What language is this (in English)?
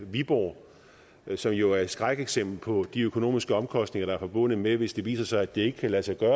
Danish